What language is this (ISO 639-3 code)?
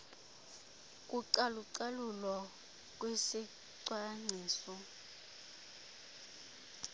xho